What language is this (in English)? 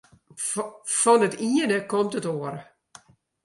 Western Frisian